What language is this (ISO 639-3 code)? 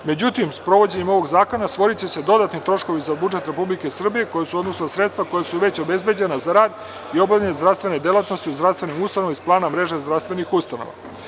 srp